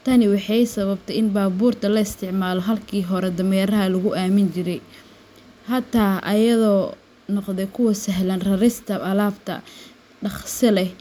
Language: Somali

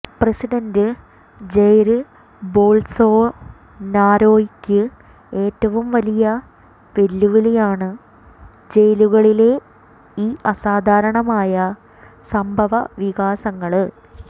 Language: Malayalam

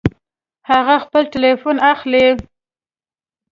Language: Pashto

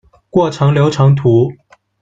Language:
Chinese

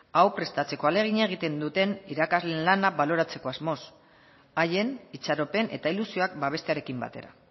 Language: Basque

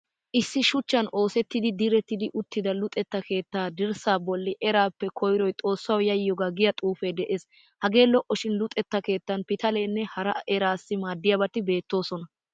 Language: Wolaytta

